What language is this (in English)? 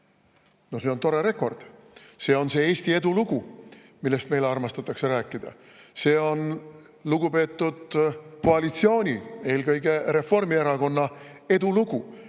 Estonian